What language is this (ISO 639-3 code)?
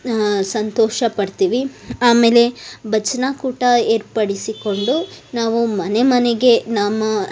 kan